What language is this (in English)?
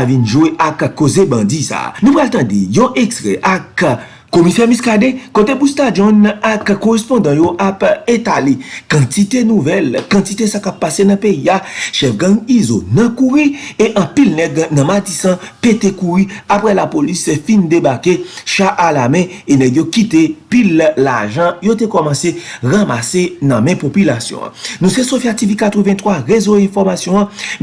French